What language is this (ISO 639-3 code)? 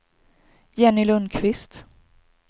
swe